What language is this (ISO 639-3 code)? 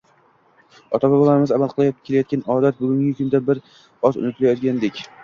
uzb